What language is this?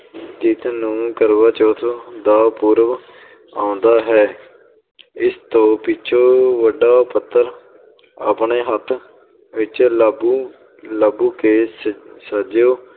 Punjabi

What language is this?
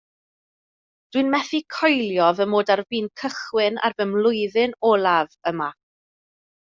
Welsh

